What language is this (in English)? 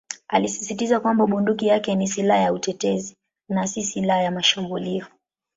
Swahili